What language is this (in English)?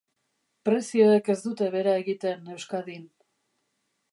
Basque